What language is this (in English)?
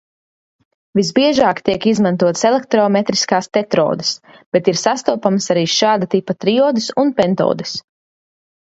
Latvian